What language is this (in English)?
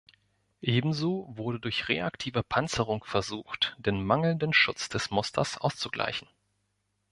German